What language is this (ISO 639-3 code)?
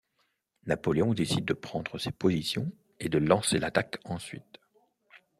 fra